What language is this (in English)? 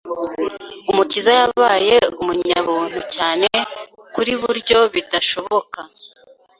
Kinyarwanda